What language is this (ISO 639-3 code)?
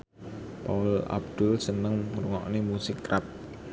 jav